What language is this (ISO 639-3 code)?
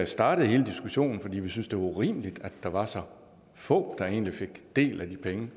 dan